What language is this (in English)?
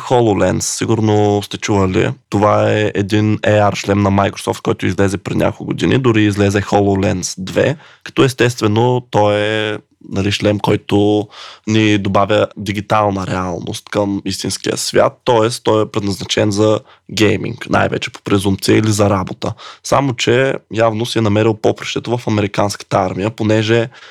Bulgarian